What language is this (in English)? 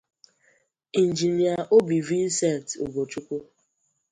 Igbo